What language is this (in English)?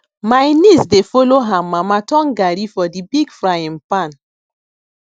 Nigerian Pidgin